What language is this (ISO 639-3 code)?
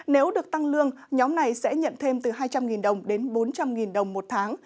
vie